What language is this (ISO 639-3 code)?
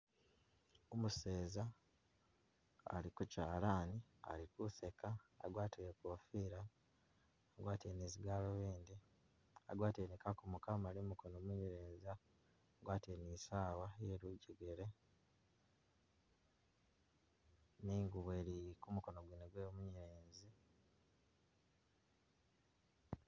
myx